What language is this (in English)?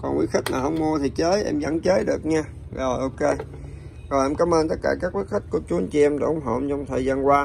Vietnamese